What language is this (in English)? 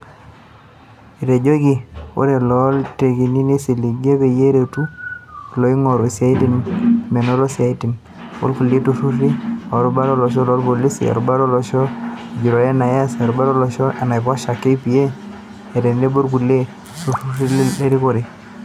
Masai